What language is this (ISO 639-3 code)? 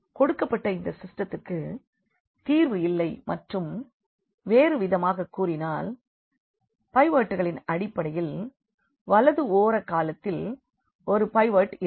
tam